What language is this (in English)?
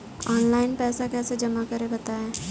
Hindi